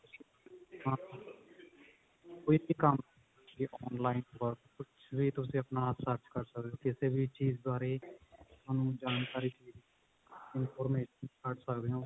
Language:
Punjabi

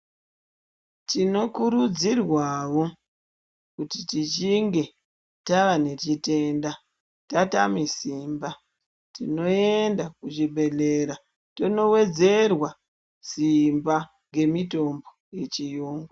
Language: Ndau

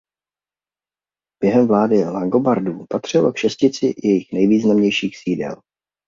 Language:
Czech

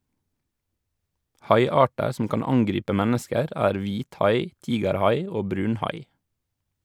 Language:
Norwegian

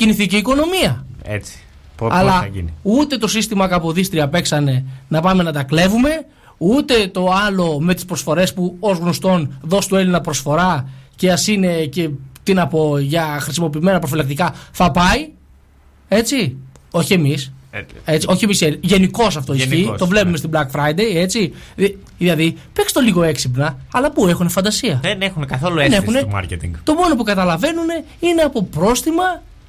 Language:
Greek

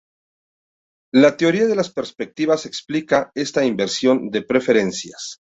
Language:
Spanish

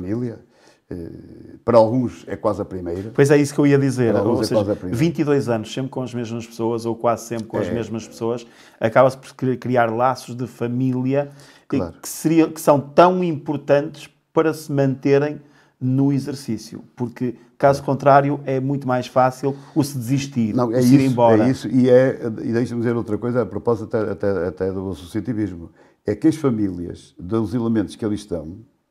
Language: Portuguese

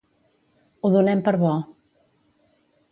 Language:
Catalan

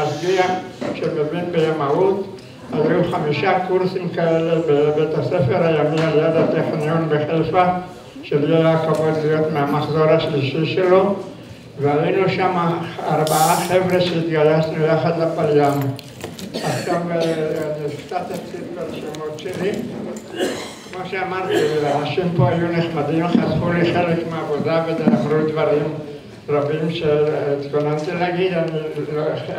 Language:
Hebrew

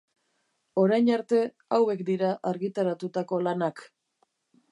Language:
Basque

